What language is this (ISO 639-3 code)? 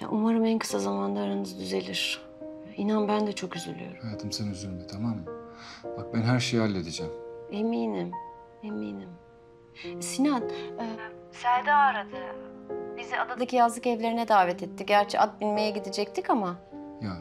tur